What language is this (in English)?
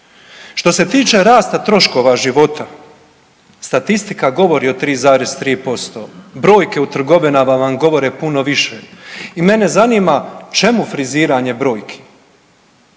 Croatian